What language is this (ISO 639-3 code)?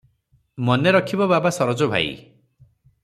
ori